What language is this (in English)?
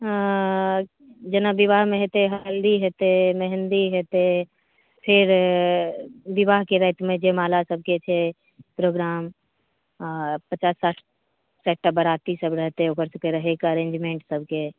Maithili